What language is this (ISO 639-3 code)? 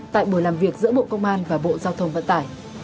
vie